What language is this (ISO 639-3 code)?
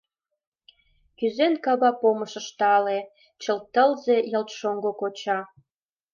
chm